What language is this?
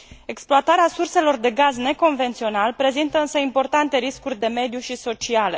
Romanian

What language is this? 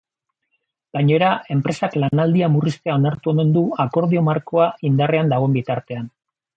Basque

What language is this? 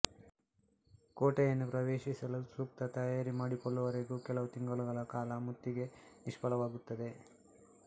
Kannada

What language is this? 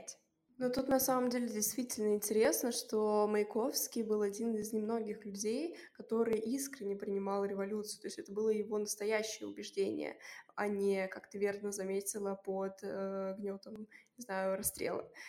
Russian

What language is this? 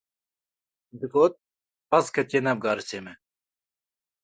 Kurdish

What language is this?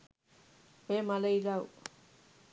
Sinhala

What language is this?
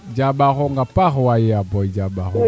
Serer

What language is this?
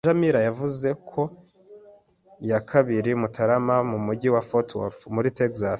Kinyarwanda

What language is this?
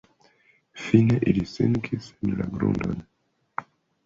Esperanto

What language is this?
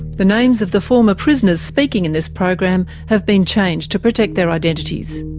English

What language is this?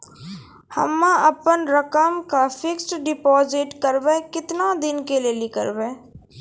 Maithili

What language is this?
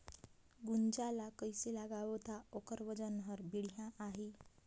Chhattisgarhi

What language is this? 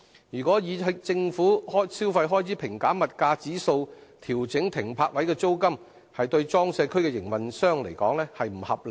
Cantonese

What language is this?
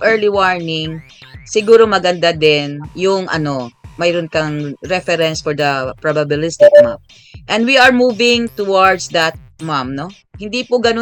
Filipino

